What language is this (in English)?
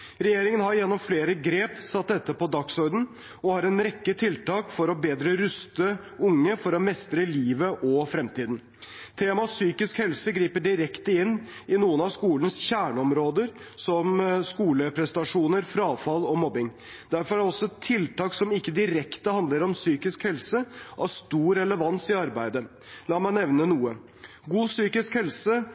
Norwegian Bokmål